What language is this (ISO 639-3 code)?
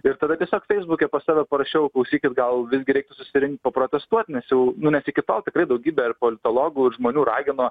lit